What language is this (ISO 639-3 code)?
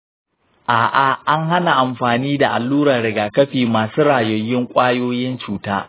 hau